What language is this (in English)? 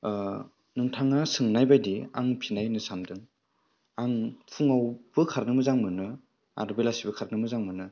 Bodo